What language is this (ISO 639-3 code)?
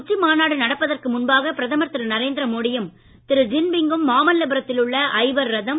tam